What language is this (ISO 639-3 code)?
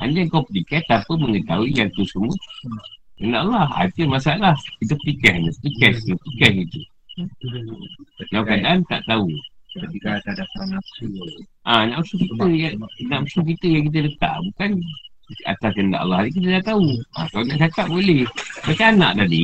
msa